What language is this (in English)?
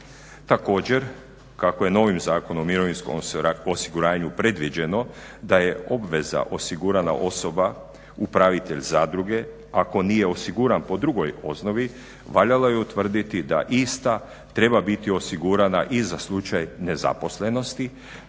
Croatian